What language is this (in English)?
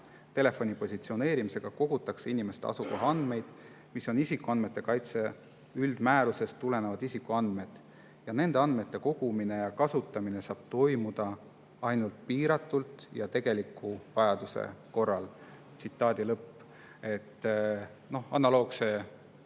Estonian